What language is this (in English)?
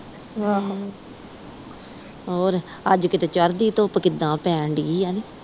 Punjabi